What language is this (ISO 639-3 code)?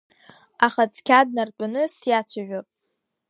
abk